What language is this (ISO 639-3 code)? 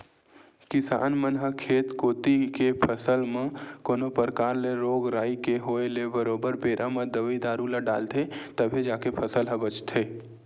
hne